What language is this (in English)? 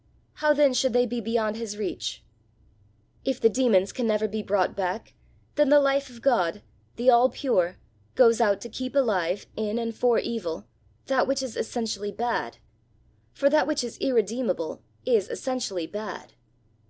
English